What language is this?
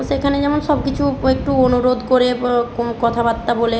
Bangla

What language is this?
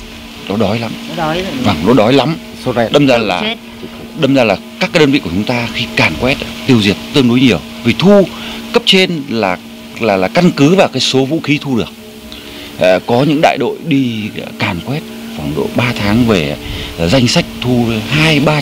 Vietnamese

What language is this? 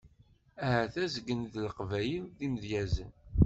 Kabyle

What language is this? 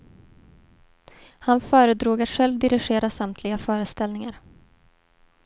Swedish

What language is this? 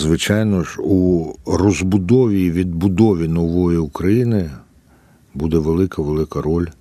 Ukrainian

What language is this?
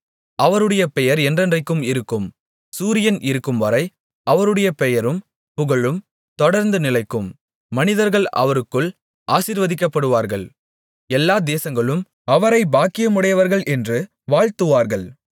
Tamil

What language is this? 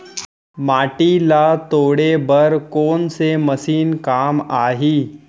Chhattisgarhi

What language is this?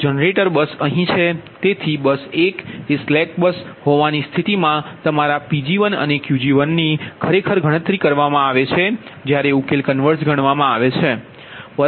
Gujarati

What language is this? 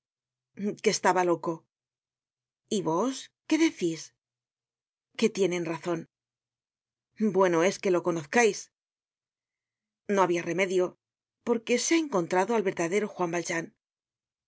Spanish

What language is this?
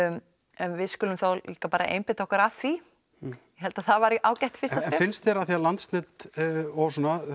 Icelandic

